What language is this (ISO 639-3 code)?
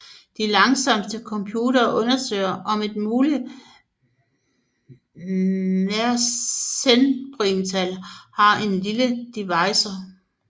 dan